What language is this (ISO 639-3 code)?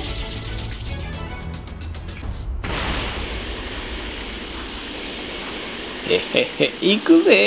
jpn